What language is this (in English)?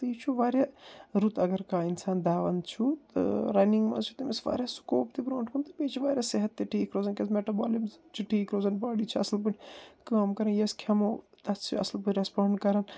Kashmiri